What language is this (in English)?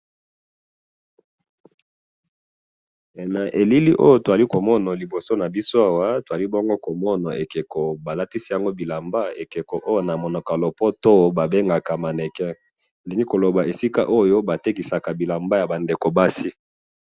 Lingala